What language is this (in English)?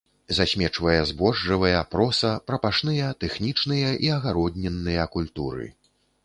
Belarusian